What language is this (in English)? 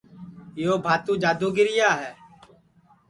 Sansi